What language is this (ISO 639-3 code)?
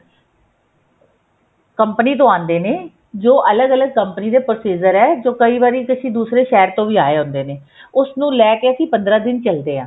pan